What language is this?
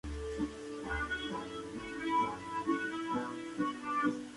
Spanish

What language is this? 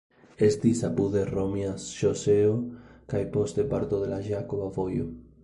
Esperanto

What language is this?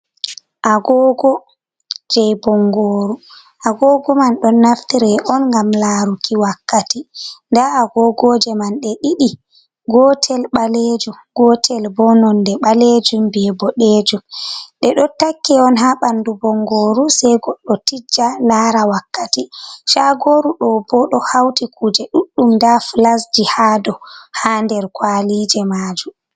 Fula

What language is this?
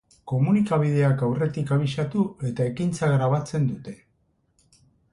Basque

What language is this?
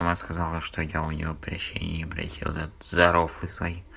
Russian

